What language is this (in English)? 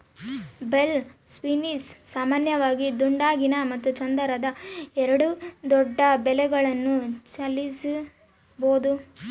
Kannada